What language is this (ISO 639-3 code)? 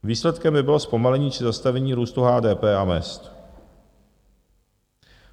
ces